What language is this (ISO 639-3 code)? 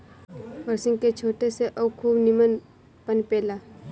bho